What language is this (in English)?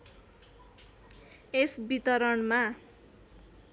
Nepali